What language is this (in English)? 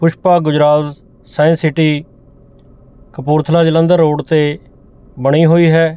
Punjabi